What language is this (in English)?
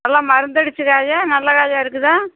Tamil